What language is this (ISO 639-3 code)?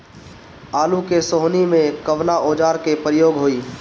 bho